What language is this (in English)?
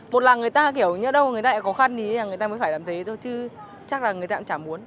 Vietnamese